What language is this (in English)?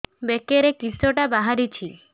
Odia